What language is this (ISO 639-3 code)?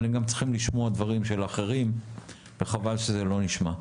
heb